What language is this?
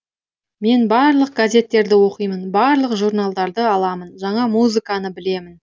Kazakh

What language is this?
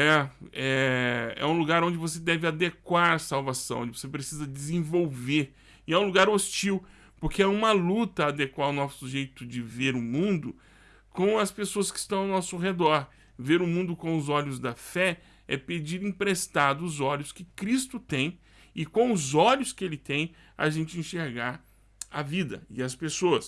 Portuguese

